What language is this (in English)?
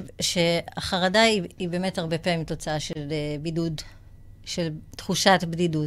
Hebrew